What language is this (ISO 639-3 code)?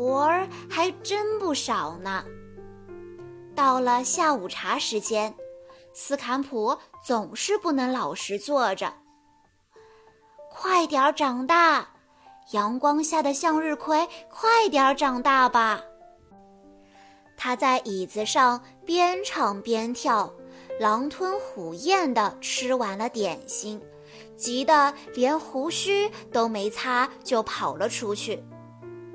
zho